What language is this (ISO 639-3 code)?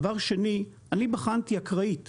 heb